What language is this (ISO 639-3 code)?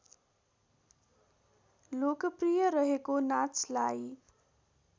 nep